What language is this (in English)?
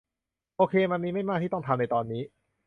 Thai